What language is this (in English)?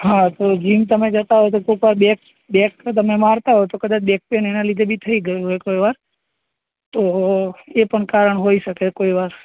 Gujarati